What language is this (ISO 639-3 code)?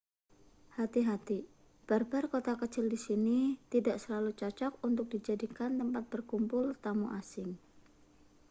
ind